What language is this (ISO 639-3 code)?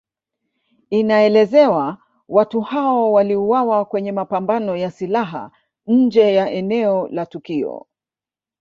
swa